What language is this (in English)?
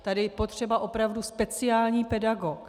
Czech